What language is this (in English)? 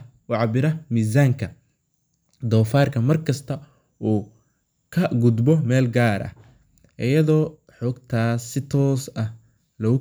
Somali